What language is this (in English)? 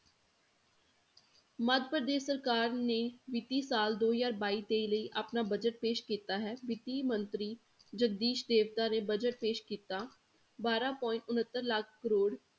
Punjabi